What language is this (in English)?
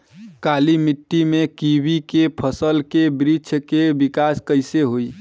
Bhojpuri